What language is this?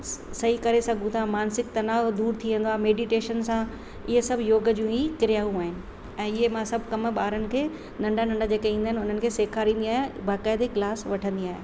Sindhi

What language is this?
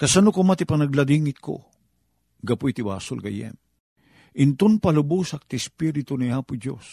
Filipino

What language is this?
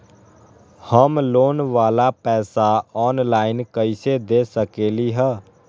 Magahi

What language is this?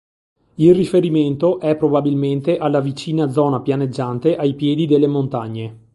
Italian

